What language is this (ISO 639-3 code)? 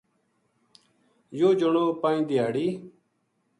gju